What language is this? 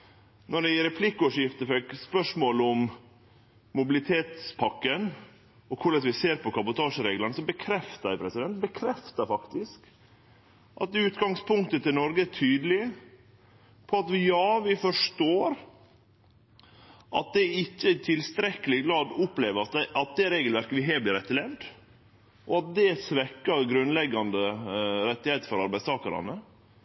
Norwegian Nynorsk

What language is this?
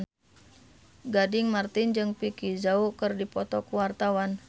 Sundanese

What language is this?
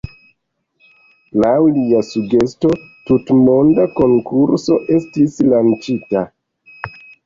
Esperanto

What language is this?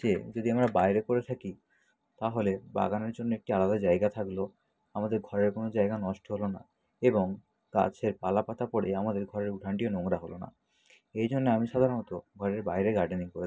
Bangla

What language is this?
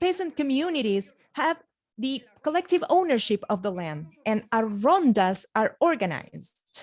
English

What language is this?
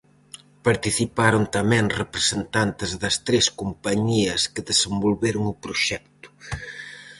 Galician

